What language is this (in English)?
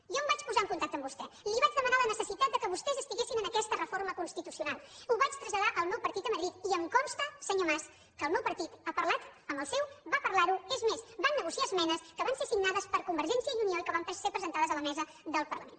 Catalan